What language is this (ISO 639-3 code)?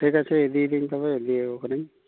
sat